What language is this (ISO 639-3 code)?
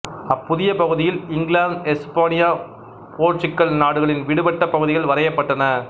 tam